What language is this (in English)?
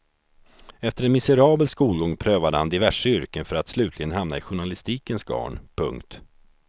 Swedish